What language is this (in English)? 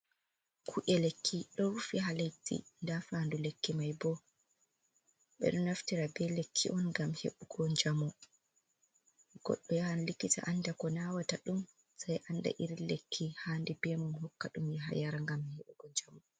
Fula